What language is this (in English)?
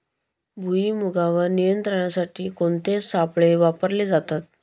Marathi